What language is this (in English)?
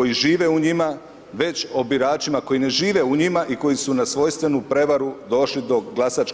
Croatian